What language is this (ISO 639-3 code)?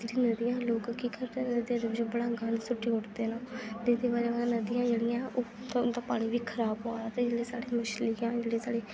doi